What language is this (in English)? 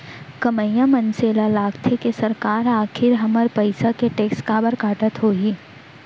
Chhattisgarhi